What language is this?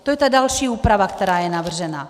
Czech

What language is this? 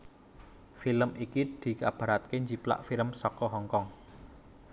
Javanese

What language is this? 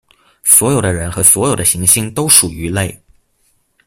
Chinese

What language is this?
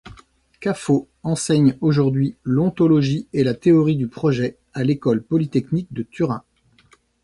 French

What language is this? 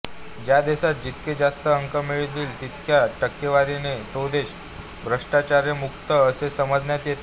Marathi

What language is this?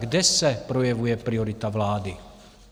Czech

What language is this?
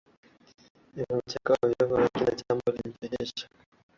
Swahili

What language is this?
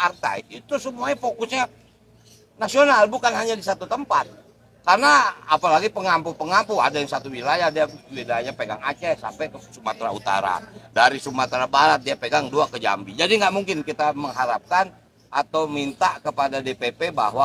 Indonesian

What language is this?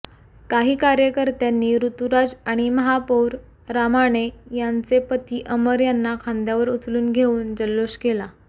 Marathi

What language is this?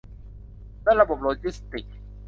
Thai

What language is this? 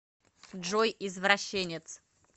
Russian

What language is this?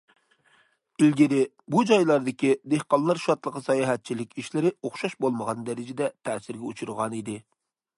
Uyghur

